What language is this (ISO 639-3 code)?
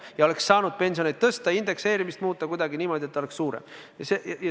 est